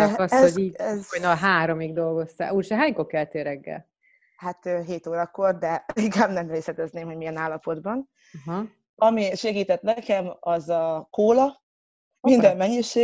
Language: Hungarian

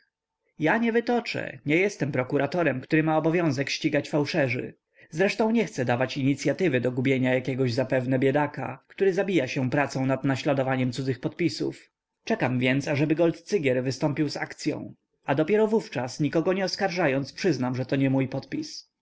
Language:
Polish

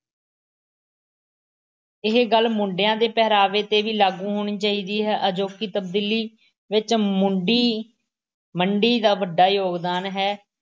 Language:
Punjabi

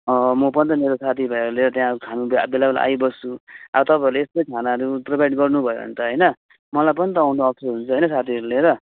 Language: Nepali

